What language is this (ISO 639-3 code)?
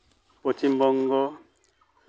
sat